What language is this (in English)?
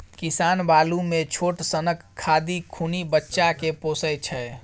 Maithili